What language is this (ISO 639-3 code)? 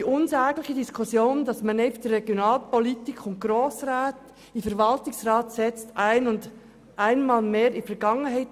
gsw